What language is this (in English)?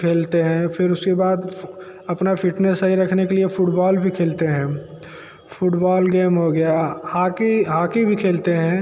Hindi